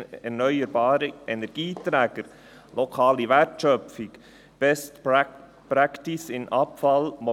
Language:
Swiss German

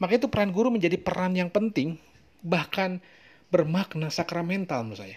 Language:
Indonesian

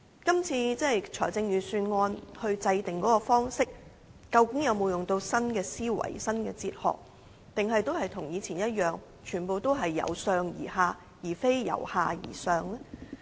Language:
Cantonese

